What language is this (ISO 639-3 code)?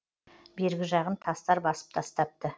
kaz